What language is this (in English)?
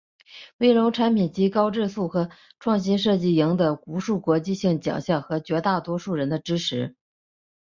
Chinese